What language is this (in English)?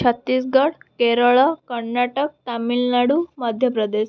Odia